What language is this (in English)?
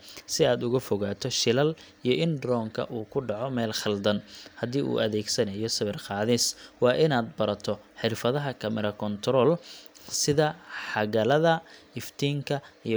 Somali